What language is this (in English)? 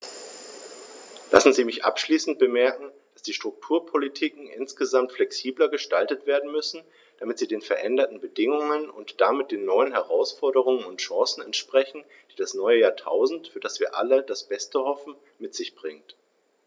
German